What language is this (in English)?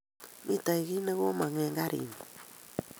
Kalenjin